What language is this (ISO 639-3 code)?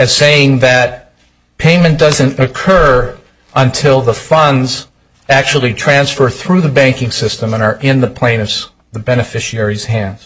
eng